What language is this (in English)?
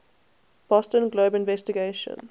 English